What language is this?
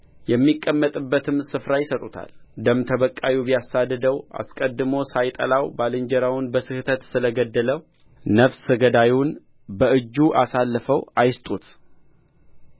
Amharic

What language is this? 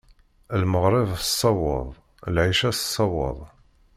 Kabyle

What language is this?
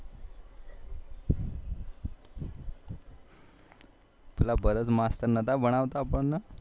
Gujarati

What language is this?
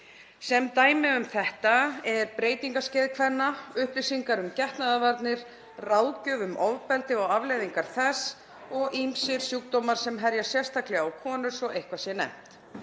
Icelandic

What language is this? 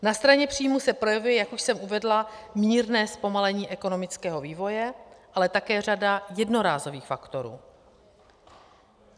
Czech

